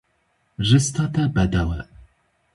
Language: Kurdish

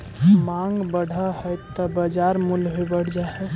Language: Magahi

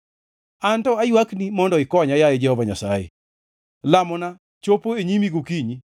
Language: Luo (Kenya and Tanzania)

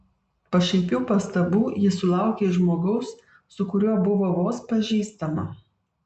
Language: Lithuanian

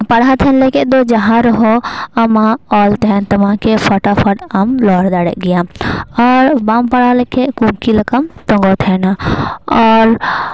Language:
Santali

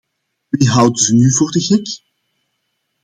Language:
Dutch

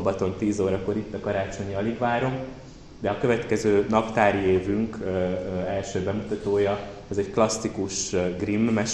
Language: Hungarian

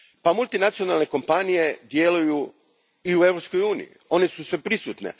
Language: Croatian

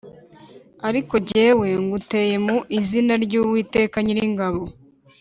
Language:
Kinyarwanda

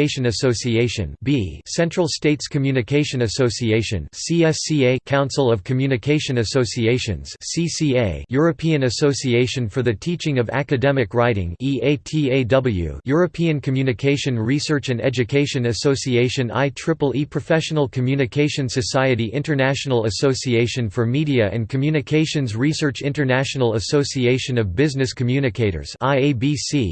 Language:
English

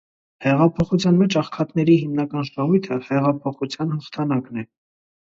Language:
Armenian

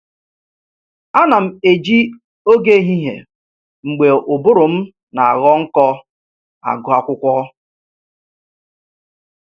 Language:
Igbo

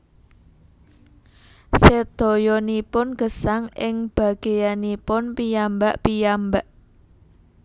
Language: Javanese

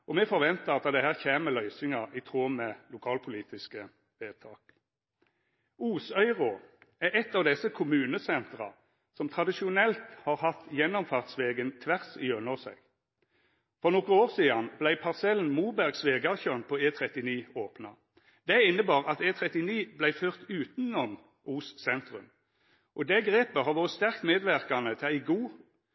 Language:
Norwegian Nynorsk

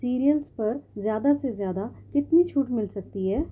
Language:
Urdu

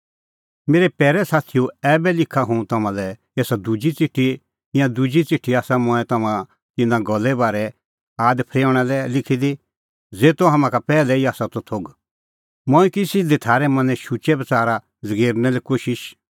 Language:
Kullu Pahari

